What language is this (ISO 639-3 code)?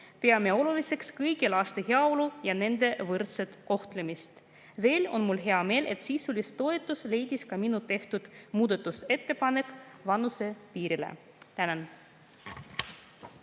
est